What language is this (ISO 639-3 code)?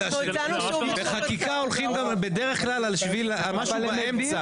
heb